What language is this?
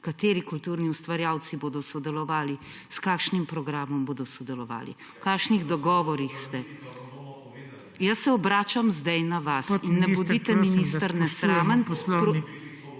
Slovenian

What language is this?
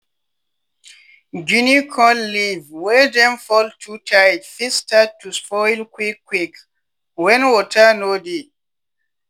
Nigerian Pidgin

